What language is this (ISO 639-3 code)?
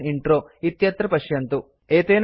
san